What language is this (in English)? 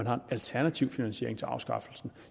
Danish